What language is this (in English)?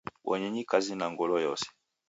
Taita